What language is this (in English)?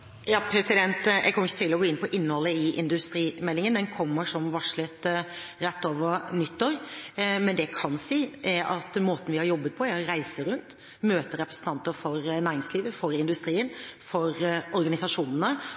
Norwegian Bokmål